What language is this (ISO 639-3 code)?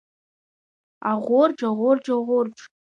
abk